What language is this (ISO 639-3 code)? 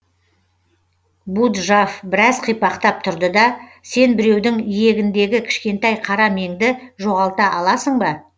kaz